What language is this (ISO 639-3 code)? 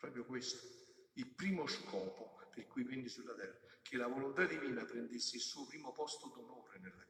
ita